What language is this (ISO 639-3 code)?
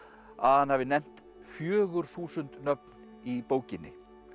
isl